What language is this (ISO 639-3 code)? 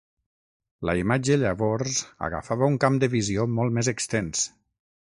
cat